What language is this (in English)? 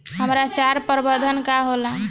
Bhojpuri